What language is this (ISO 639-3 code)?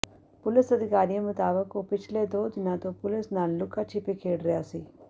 pan